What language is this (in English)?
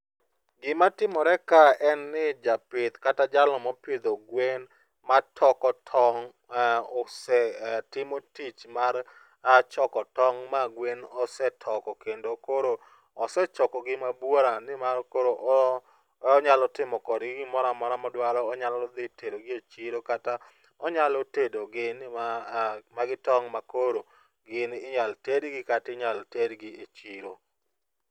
Luo (Kenya and Tanzania)